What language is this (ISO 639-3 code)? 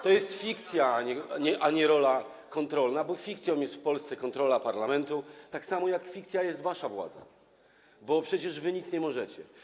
pol